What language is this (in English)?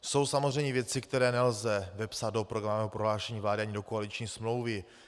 Czech